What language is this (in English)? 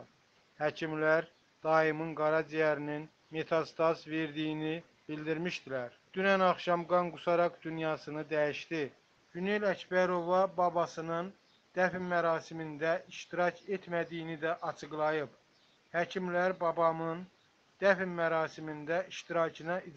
Turkish